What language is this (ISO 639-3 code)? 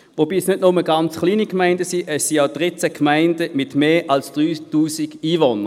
gsw